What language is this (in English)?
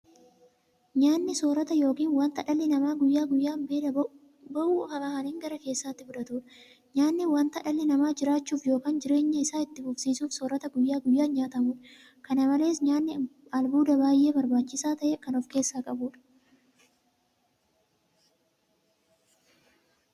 Oromo